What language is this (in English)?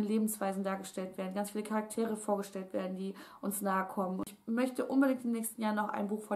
German